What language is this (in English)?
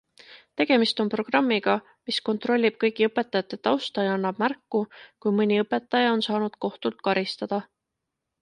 Estonian